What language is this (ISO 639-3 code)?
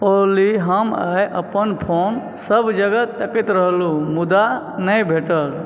mai